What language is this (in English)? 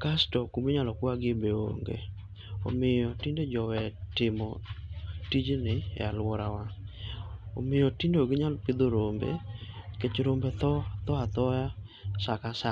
Luo (Kenya and Tanzania)